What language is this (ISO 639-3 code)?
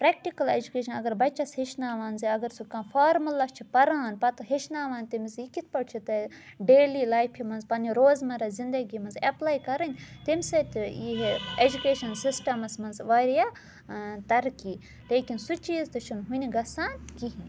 kas